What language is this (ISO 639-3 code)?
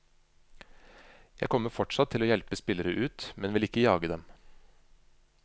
nor